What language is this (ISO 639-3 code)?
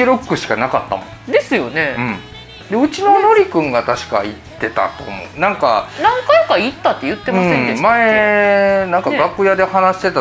jpn